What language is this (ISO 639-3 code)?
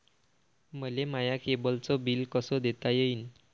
mar